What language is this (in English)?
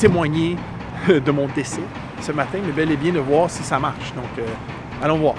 French